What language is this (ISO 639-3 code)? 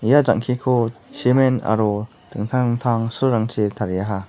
grt